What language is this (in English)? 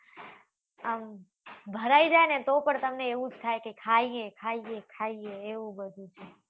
Gujarati